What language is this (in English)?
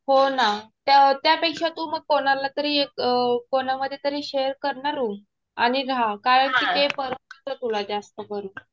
Marathi